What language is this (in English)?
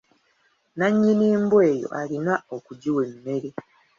Ganda